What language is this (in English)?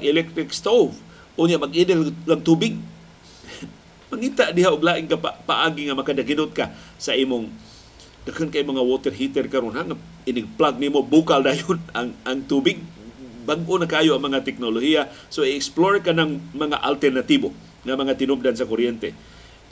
Filipino